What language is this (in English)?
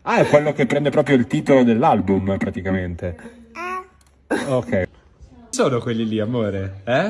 Italian